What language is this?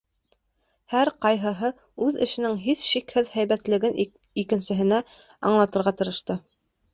Bashkir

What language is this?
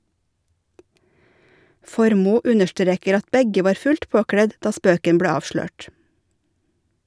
Norwegian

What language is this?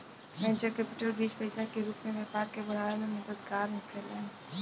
Bhojpuri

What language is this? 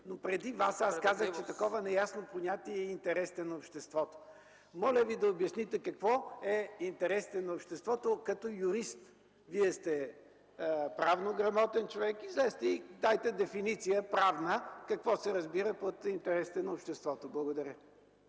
Bulgarian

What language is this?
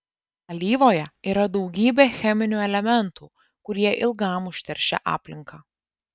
Lithuanian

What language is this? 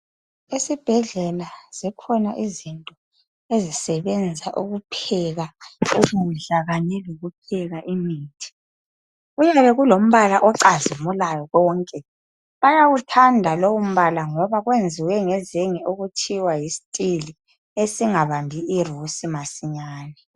North Ndebele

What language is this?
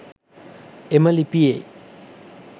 Sinhala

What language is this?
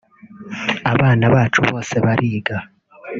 Kinyarwanda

